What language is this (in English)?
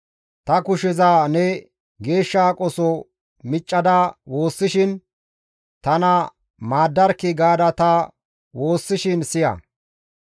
Gamo